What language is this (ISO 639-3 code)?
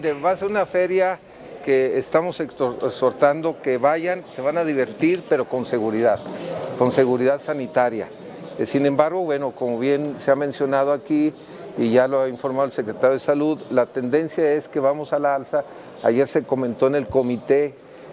spa